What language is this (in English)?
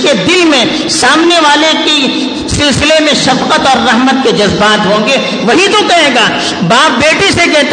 Urdu